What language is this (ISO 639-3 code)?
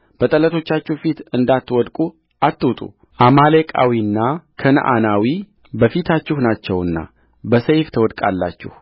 amh